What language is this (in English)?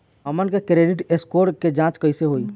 Bhojpuri